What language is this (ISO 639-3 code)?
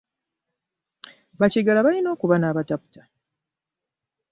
lug